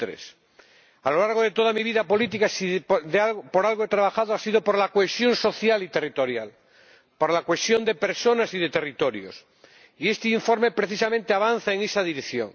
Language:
Spanish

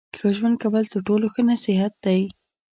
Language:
Pashto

